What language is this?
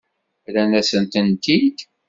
Kabyle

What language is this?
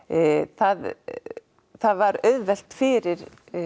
Icelandic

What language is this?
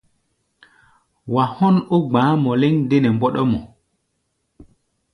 Gbaya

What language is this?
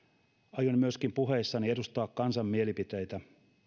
Finnish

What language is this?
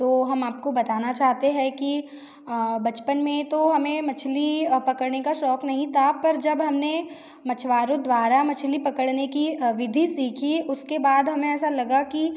Hindi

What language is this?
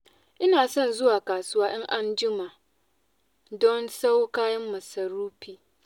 Hausa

